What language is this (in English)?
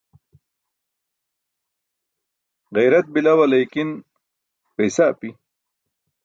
Burushaski